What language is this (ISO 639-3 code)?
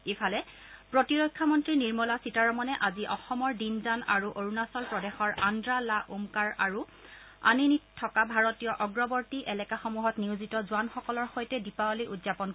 asm